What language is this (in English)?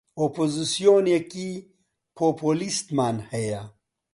Central Kurdish